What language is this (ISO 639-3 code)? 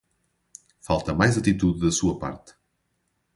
por